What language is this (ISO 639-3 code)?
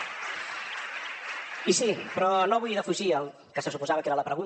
cat